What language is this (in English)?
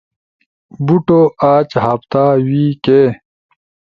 Ushojo